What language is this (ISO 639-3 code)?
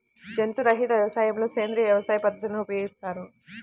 tel